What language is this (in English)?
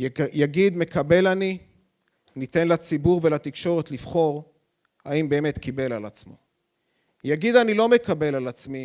Hebrew